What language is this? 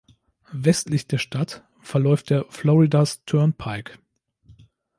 German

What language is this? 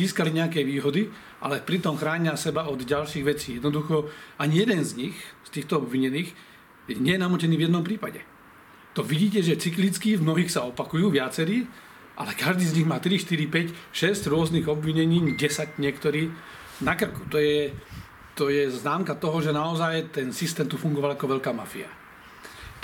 Slovak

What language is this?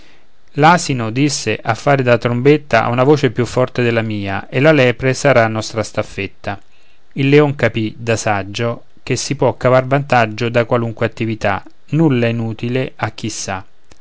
Italian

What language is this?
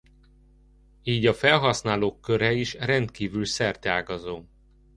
Hungarian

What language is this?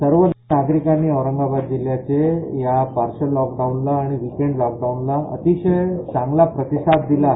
Marathi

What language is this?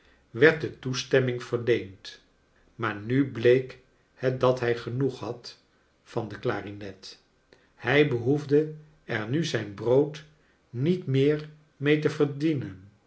Dutch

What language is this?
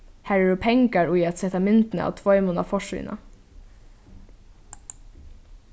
Faroese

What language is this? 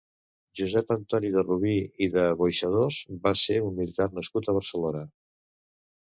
Catalan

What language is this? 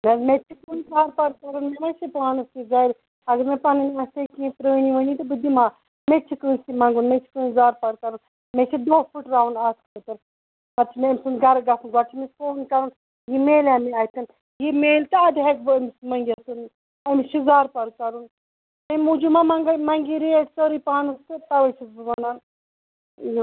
Kashmiri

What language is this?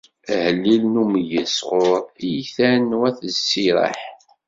Kabyle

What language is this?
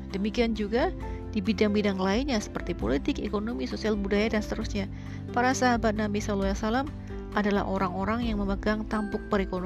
Indonesian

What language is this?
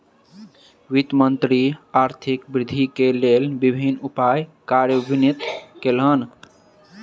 Maithili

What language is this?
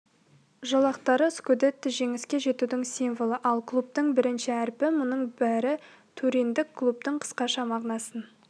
Kazakh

